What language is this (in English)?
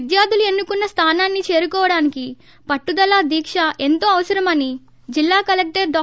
Telugu